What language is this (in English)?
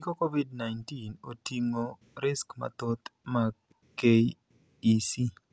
Luo (Kenya and Tanzania)